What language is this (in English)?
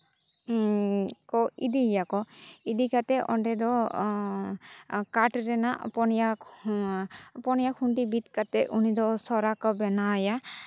Santali